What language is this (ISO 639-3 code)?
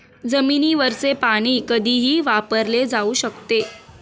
mar